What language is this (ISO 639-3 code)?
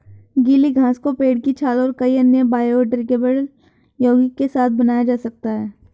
hin